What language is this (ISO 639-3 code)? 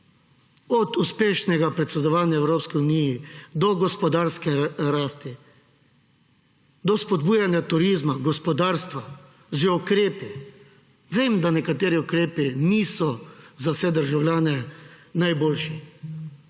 slv